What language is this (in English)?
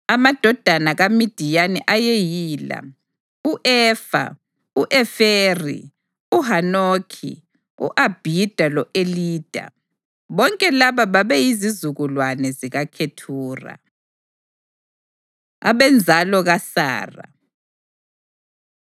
North Ndebele